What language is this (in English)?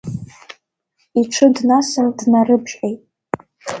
Abkhazian